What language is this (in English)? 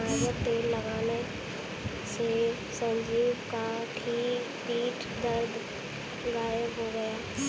Hindi